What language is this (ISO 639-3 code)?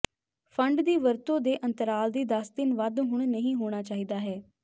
pan